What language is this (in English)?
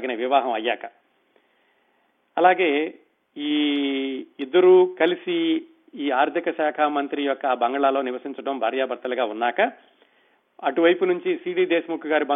Telugu